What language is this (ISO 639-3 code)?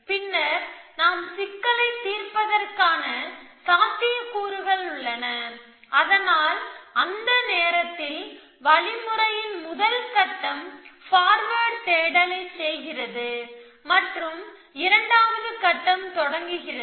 tam